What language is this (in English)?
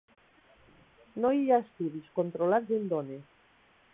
Catalan